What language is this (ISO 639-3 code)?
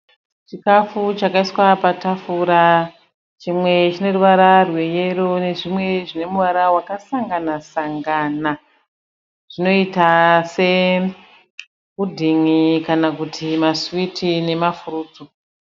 sna